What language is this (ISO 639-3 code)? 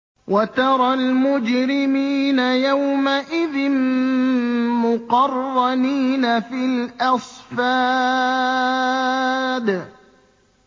ara